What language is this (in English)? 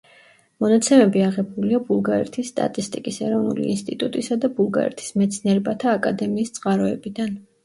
Georgian